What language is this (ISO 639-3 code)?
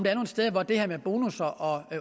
dan